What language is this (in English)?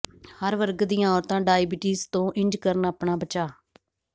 Punjabi